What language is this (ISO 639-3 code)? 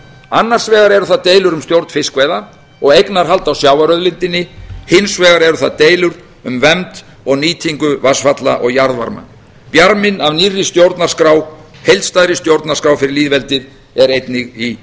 isl